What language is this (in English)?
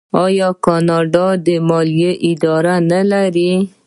Pashto